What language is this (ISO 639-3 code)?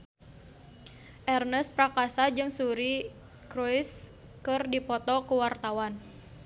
sun